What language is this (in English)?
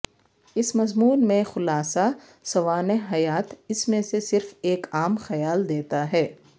Urdu